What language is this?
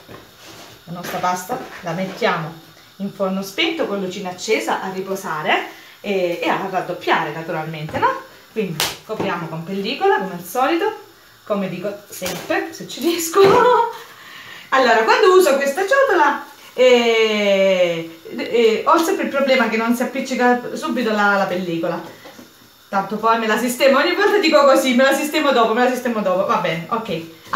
Italian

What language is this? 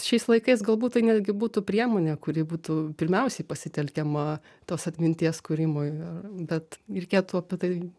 Lithuanian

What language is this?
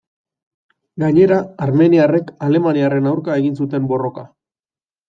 Basque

